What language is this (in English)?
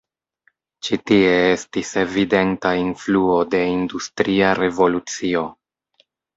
Esperanto